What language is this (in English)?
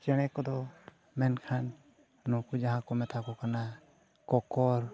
Santali